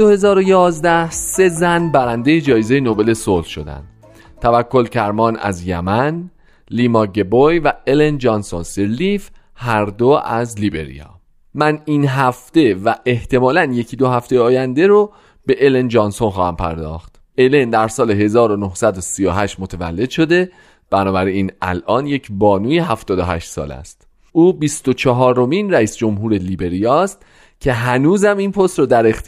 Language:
Persian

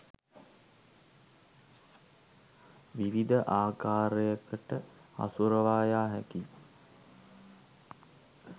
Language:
Sinhala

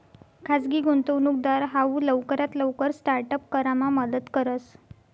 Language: Marathi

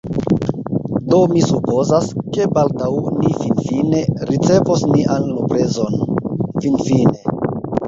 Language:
Esperanto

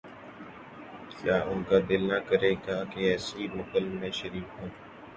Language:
Urdu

